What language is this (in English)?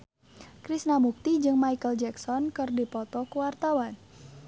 Sundanese